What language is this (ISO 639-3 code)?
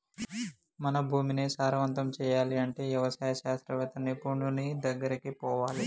tel